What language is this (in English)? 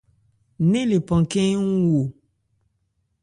Ebrié